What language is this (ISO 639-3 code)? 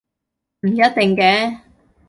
yue